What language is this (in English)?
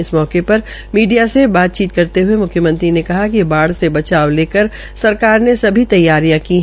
Hindi